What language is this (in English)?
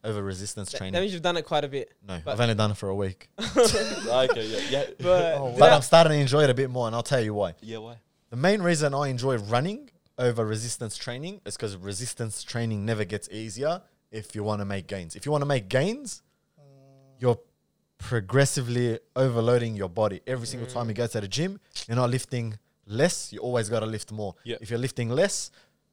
English